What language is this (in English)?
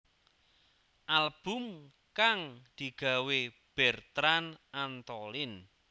Javanese